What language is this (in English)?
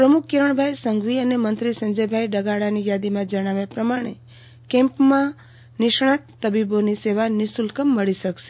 Gujarati